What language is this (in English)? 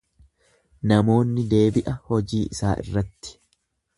Oromo